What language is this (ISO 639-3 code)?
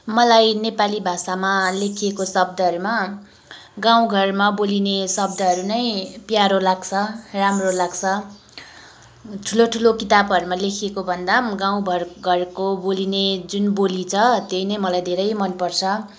nep